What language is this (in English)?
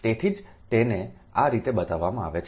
Gujarati